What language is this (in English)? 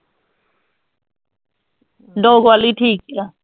Punjabi